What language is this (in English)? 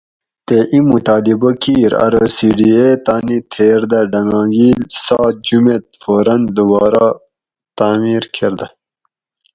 Gawri